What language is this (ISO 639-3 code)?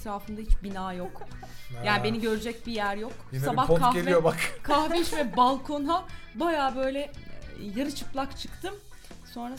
tur